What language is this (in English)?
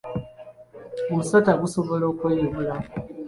Ganda